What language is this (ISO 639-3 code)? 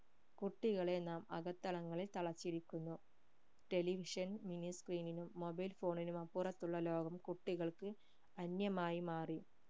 mal